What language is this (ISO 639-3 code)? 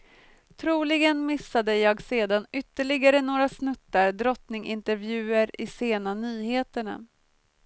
swe